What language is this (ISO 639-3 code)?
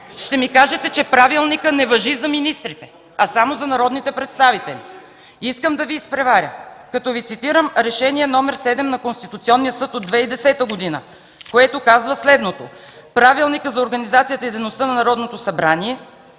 bul